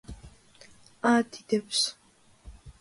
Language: Georgian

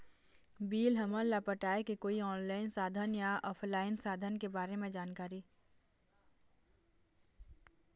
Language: Chhattisgarhi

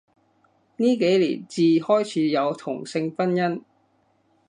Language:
Cantonese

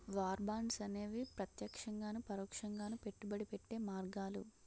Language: Telugu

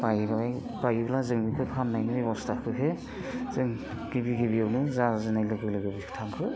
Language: Bodo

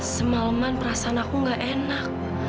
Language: Indonesian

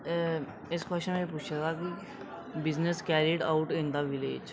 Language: Dogri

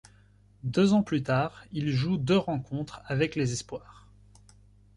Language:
French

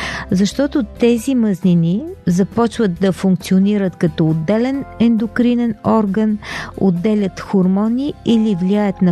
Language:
Bulgarian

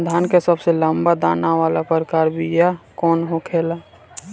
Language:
Bhojpuri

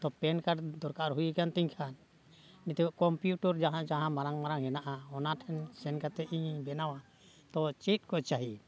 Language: Santali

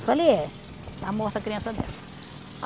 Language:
Portuguese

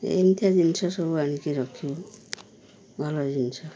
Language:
Odia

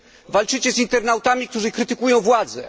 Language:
Polish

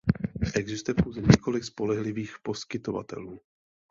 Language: Czech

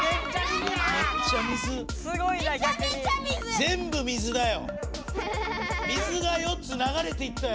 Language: Japanese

